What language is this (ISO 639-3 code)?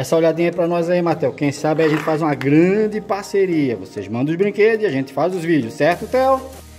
por